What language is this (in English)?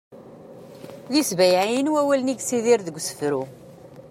Kabyle